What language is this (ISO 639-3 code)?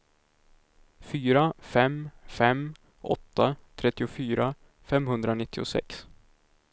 swe